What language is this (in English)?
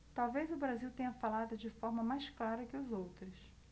Portuguese